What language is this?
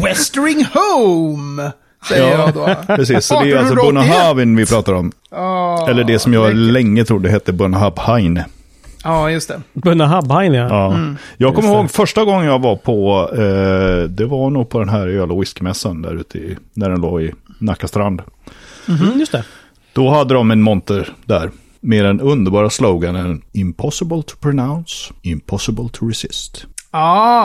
Swedish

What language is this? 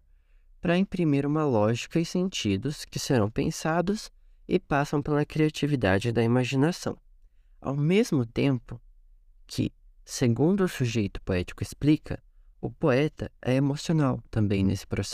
Portuguese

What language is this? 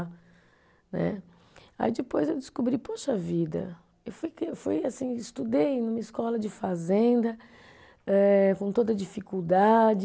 Portuguese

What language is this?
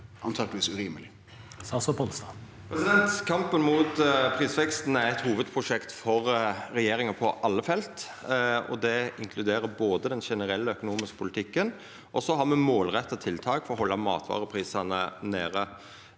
Norwegian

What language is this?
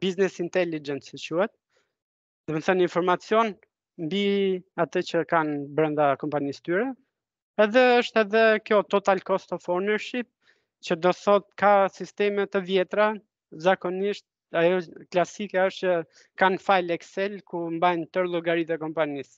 Romanian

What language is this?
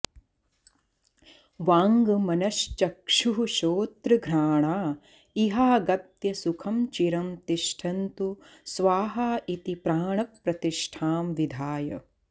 Sanskrit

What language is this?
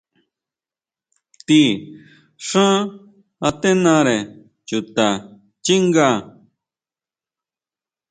Huautla Mazatec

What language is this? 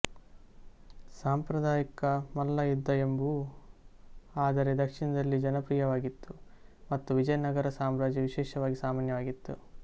Kannada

